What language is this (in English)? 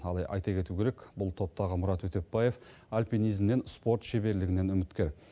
Kazakh